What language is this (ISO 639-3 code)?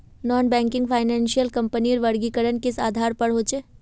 mag